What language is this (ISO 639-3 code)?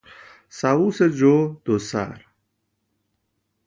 fas